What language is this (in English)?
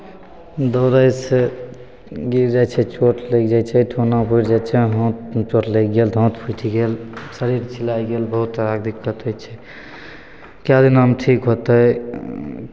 Maithili